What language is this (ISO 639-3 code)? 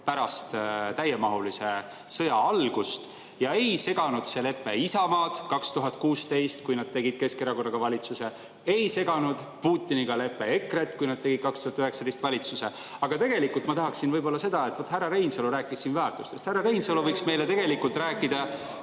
est